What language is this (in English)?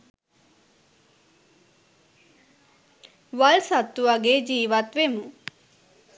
Sinhala